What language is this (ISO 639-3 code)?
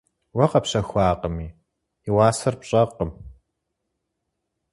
kbd